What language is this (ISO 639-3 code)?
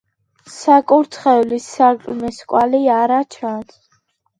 kat